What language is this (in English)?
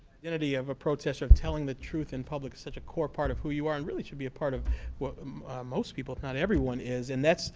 English